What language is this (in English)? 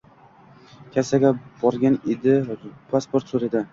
Uzbek